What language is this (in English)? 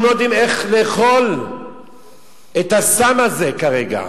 Hebrew